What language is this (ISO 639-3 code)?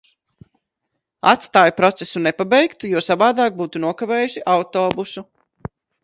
lav